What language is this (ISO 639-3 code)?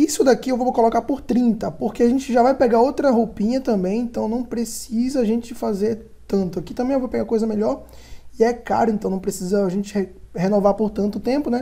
por